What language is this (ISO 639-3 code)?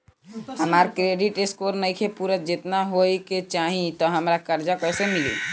bho